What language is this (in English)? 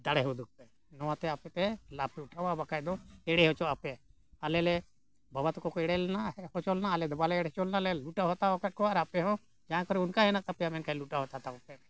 Santali